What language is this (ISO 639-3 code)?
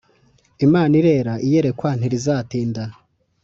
kin